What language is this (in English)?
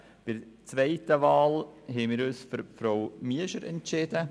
Swiss German